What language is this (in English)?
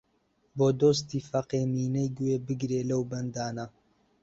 Central Kurdish